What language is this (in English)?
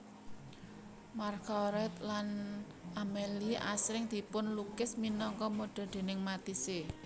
Javanese